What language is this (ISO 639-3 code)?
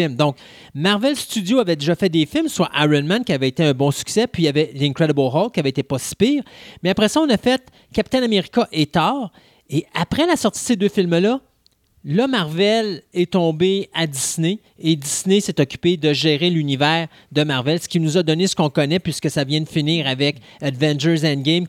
fra